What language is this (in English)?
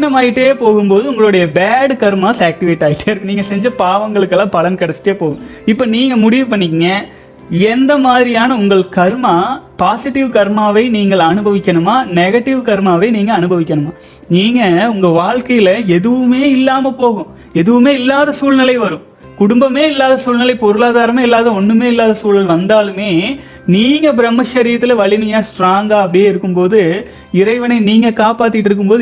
Tamil